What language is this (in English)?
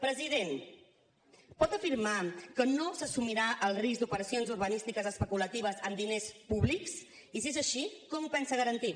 Catalan